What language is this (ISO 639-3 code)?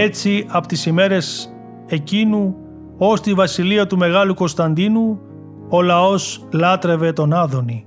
ell